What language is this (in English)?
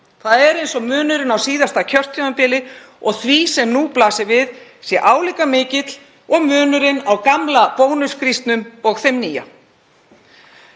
Icelandic